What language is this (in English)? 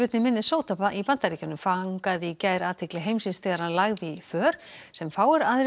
Icelandic